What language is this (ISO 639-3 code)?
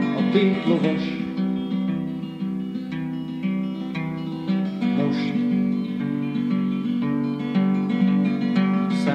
hun